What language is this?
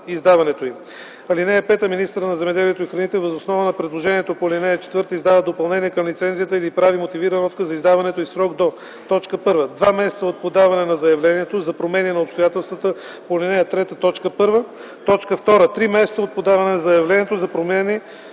Bulgarian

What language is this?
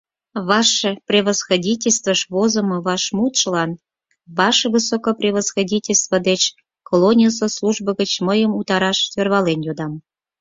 Mari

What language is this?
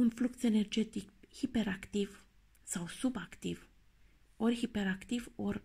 Romanian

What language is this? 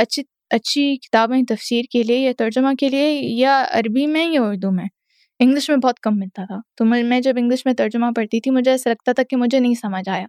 Urdu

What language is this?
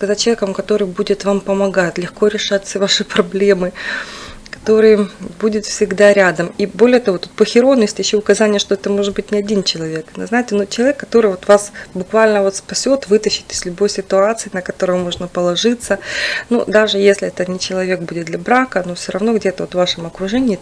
Russian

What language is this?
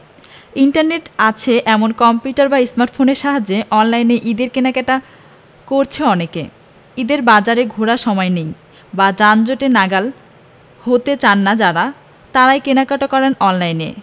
Bangla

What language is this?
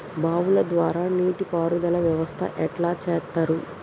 Telugu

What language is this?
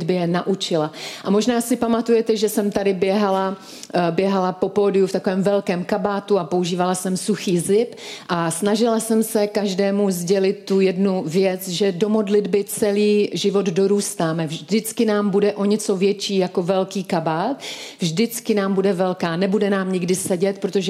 Czech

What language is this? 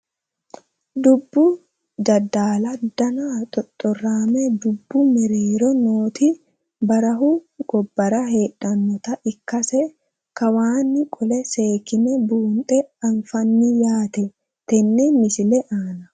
Sidamo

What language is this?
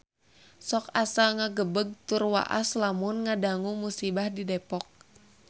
Sundanese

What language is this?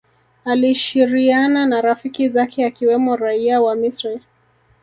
Swahili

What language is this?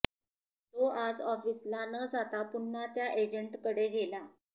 Marathi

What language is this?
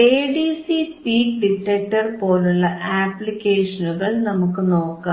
Malayalam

